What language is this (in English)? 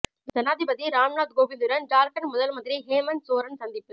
Tamil